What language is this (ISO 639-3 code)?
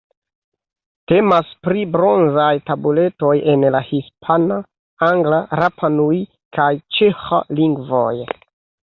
epo